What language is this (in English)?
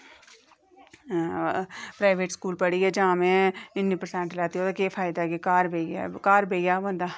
Dogri